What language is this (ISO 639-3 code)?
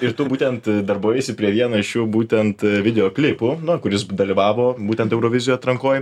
lit